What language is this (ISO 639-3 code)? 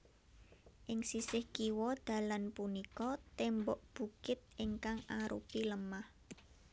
jav